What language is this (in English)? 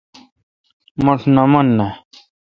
Kalkoti